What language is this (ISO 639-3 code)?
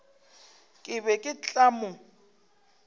nso